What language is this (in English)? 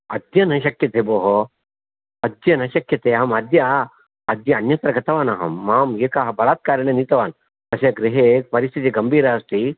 Sanskrit